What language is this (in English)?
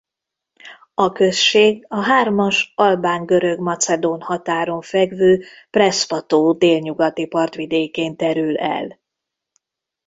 Hungarian